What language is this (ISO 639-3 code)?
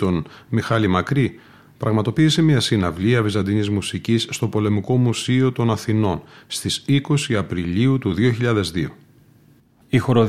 ell